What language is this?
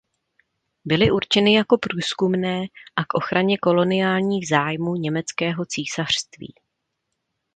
Czech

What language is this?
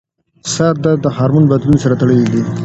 Pashto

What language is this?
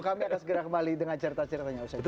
Indonesian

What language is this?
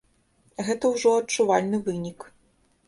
Belarusian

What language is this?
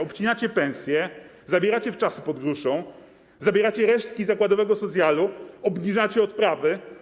Polish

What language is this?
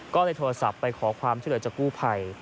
Thai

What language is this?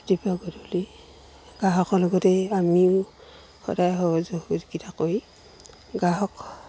Assamese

